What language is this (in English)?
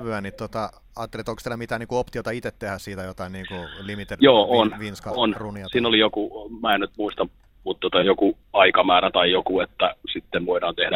Finnish